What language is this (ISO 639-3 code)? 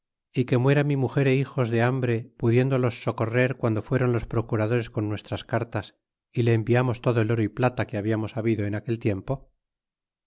spa